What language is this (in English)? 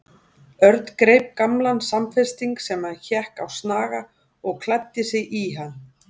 Icelandic